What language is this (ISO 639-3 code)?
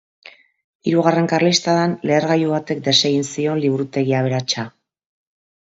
eus